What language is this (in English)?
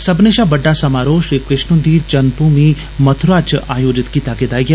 Dogri